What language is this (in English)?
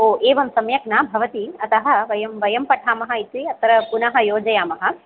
Sanskrit